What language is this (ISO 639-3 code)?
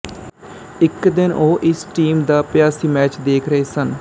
pan